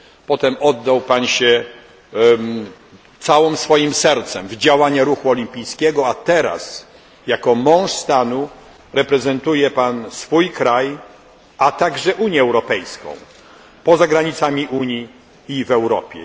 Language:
Polish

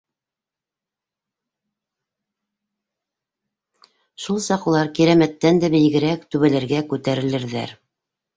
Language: Bashkir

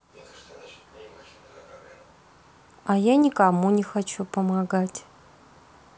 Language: Russian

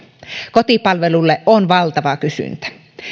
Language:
Finnish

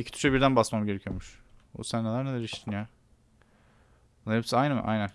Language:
Turkish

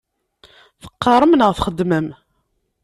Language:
Kabyle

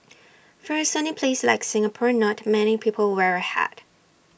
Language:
English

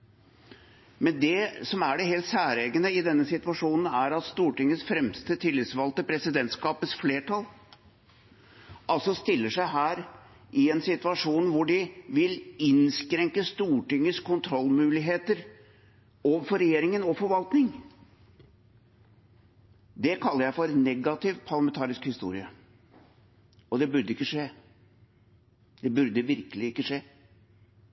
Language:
Norwegian Bokmål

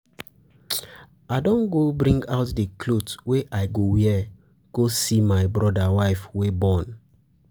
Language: Nigerian Pidgin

